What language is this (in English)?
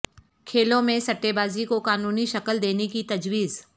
Urdu